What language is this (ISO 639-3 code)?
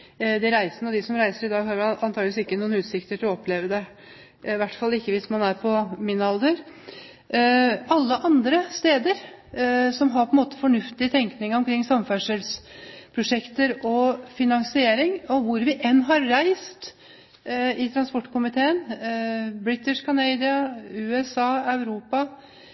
nob